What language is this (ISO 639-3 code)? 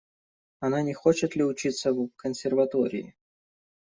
rus